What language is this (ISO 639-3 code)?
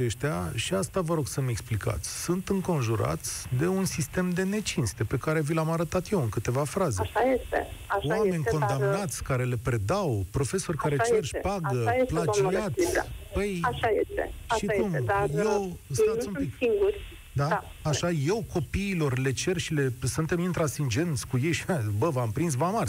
ron